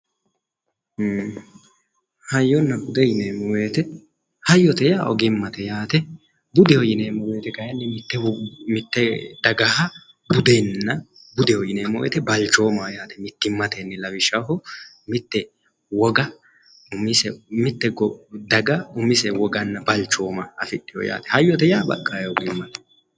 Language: Sidamo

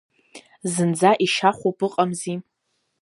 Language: Abkhazian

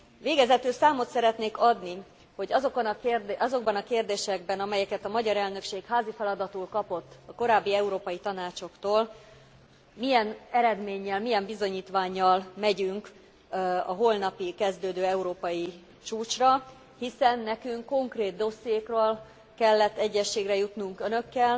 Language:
Hungarian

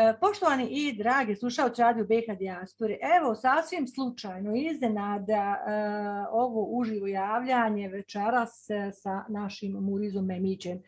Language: Bosnian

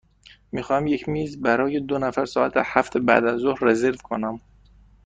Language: Persian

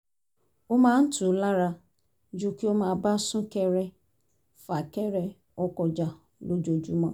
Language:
Yoruba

